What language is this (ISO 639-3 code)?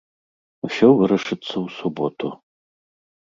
bel